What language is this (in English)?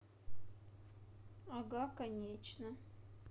Russian